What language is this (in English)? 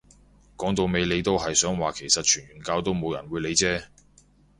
Cantonese